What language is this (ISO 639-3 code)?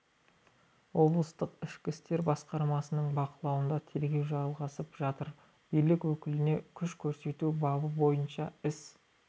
kaz